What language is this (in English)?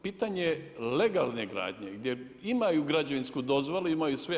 Croatian